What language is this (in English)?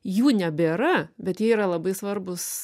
Lithuanian